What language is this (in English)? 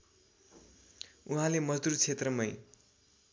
Nepali